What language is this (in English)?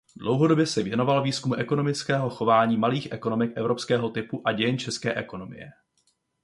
Czech